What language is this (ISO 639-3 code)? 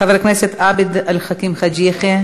heb